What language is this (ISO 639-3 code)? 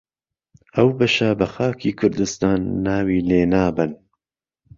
ckb